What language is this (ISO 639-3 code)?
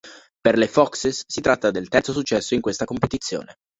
ita